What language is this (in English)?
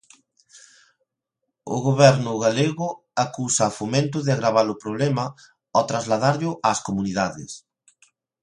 Galician